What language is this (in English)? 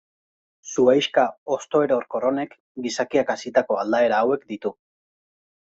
Basque